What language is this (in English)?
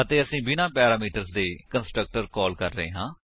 Punjabi